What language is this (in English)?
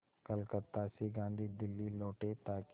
Hindi